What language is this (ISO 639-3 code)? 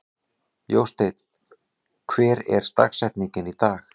isl